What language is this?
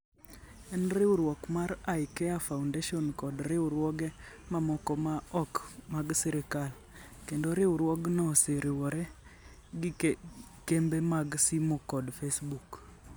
Luo (Kenya and Tanzania)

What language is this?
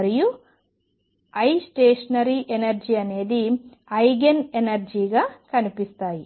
Telugu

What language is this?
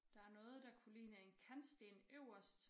Danish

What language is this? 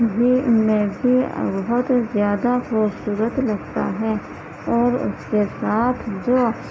Urdu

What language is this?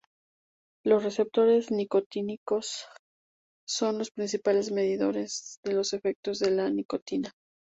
Spanish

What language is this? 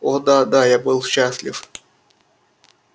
Russian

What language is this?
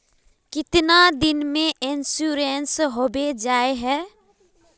Magahi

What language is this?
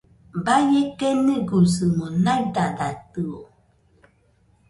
Nüpode Huitoto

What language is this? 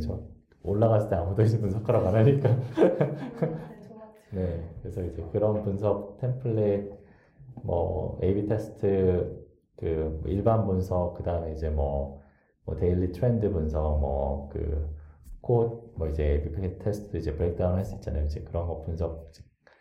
Korean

